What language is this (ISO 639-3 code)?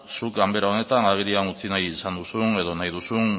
eus